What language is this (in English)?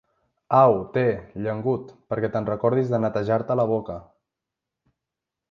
Catalan